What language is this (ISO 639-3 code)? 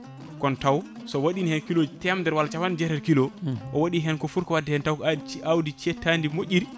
ful